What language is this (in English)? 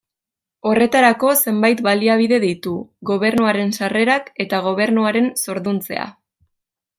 Basque